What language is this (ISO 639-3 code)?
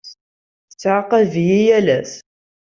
kab